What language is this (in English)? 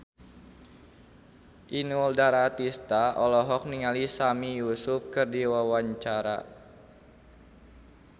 Sundanese